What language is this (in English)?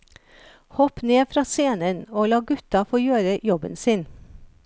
Norwegian